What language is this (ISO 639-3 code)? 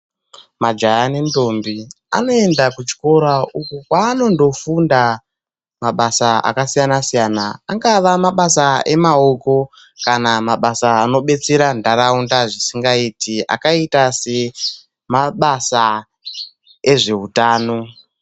ndc